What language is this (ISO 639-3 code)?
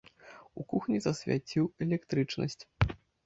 bel